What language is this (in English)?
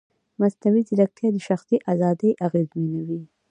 Pashto